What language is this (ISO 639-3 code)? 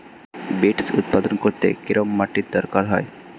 ben